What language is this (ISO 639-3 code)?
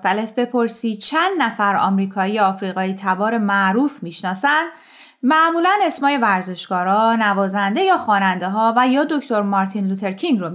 fas